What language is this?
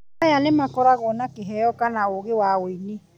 Kikuyu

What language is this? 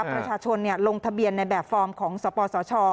Thai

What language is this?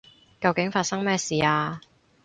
Cantonese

